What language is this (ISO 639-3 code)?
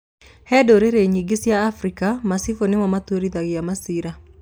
kik